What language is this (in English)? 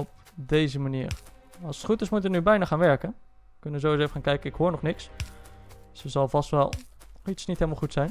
Dutch